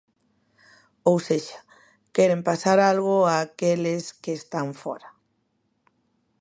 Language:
Galician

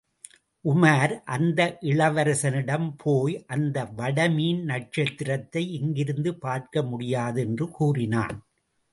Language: Tamil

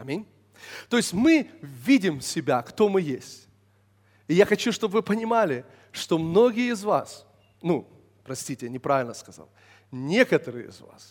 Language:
Russian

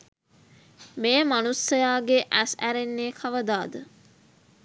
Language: Sinhala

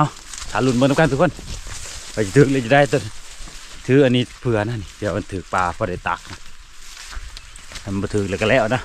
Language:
Thai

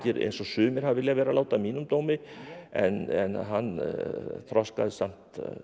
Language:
Icelandic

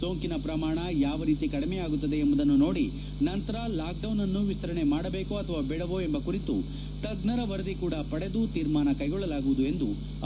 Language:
Kannada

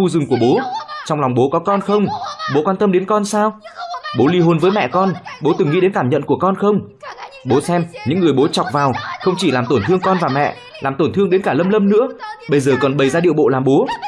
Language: Vietnamese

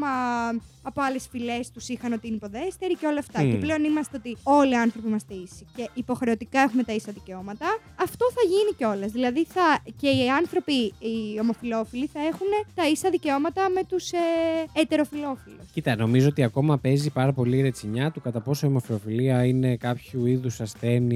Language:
Greek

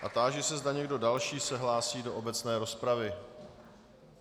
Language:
Czech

